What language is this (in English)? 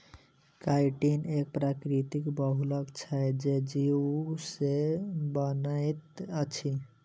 Maithili